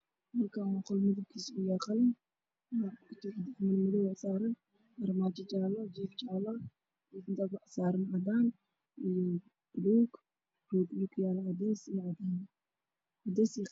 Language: Somali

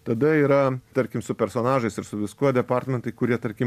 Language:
Lithuanian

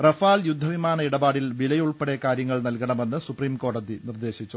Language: Malayalam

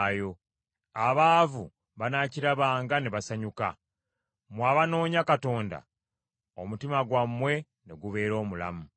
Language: Ganda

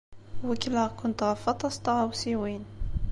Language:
Kabyle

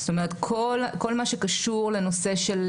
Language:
Hebrew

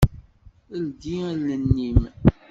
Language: Kabyle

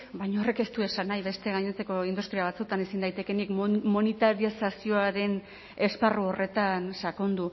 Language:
Basque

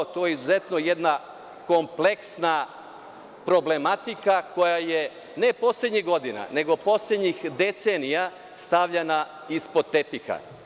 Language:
Serbian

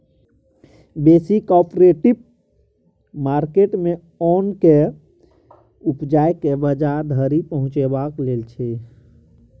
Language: Maithili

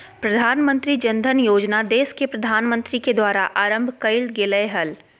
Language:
Magahi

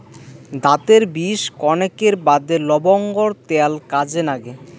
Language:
Bangla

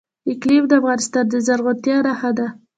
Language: Pashto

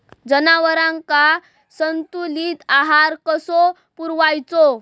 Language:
Marathi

